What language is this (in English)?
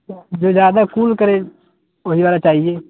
Urdu